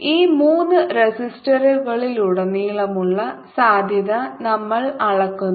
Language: Malayalam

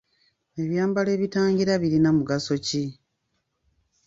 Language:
Ganda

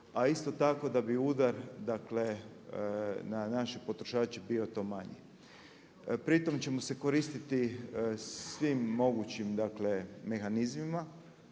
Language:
Croatian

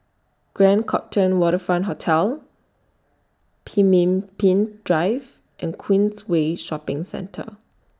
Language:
English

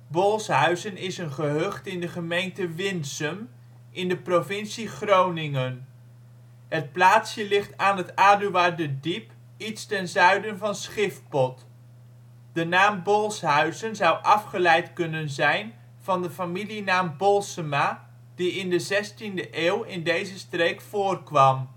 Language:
Dutch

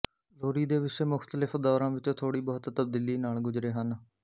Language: Punjabi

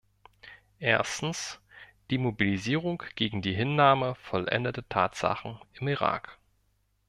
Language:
German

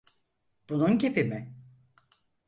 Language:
Turkish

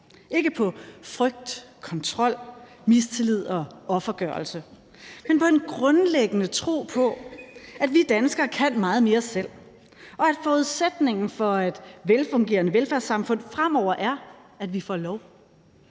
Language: Danish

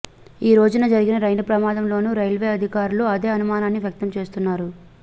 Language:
Telugu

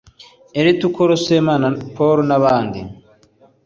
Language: Kinyarwanda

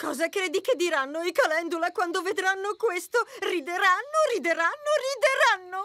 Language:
Italian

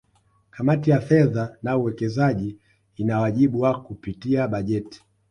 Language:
Swahili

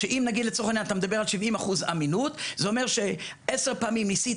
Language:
Hebrew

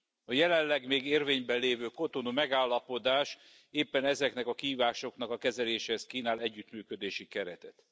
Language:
Hungarian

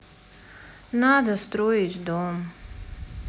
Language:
Russian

